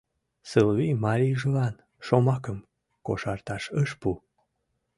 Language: Mari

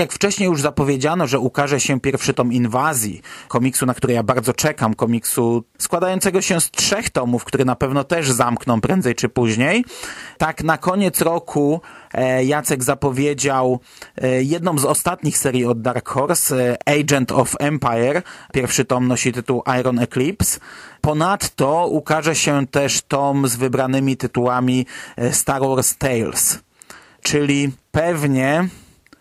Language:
Polish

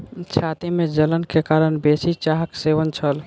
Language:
Maithili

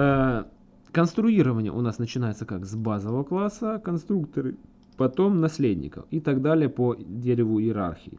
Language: Russian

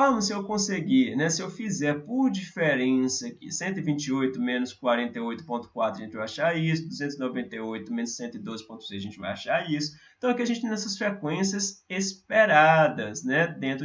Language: Portuguese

